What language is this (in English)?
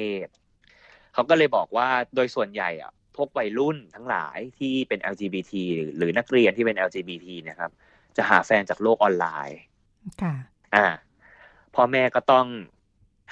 Thai